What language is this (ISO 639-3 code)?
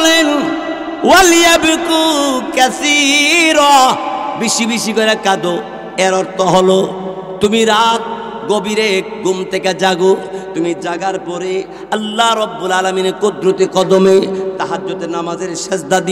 ind